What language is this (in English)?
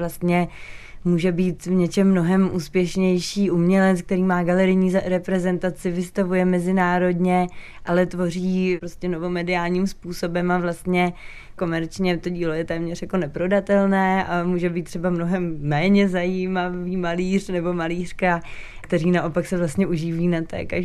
Czech